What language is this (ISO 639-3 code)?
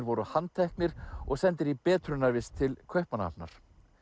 isl